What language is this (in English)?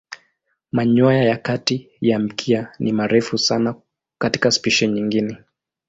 Swahili